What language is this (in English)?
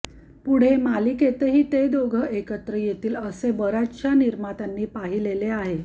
Marathi